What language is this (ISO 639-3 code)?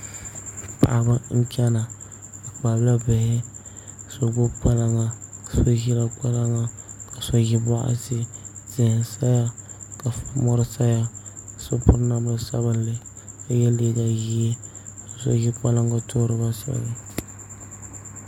dag